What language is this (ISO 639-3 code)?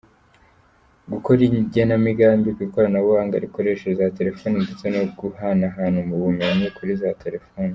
kin